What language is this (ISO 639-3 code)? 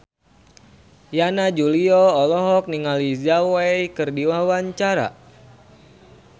sun